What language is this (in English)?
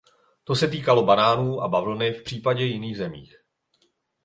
Czech